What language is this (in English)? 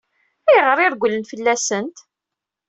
Kabyle